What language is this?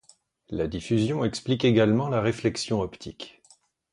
French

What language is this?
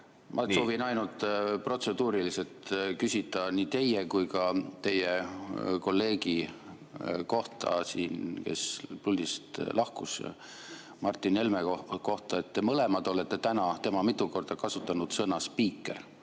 Estonian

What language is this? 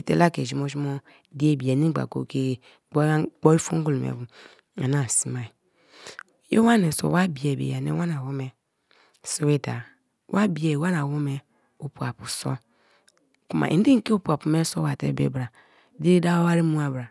Kalabari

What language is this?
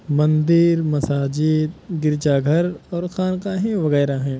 Urdu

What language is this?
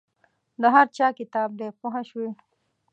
Pashto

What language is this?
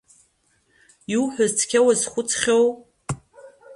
Abkhazian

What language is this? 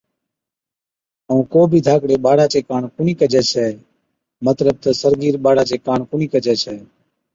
Od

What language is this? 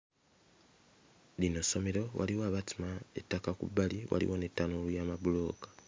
Ganda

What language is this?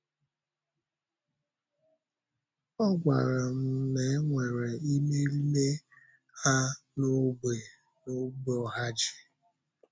Igbo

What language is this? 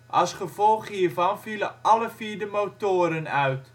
Dutch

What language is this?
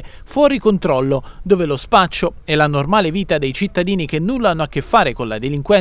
Italian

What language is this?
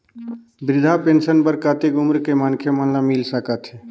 Chhattisgarhi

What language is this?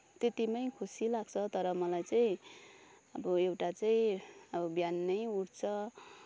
Nepali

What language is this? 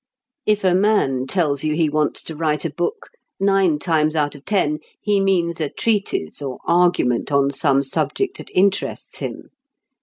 English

